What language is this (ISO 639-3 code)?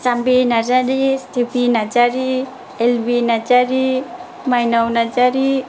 brx